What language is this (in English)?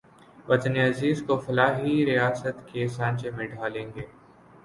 Urdu